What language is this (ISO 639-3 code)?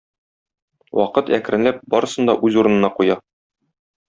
tat